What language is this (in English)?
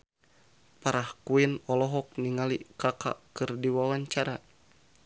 Sundanese